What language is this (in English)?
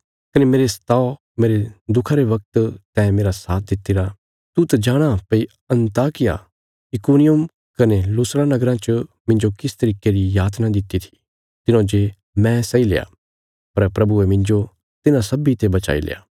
Bilaspuri